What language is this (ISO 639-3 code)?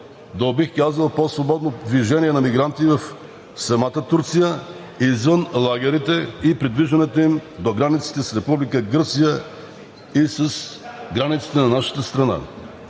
bul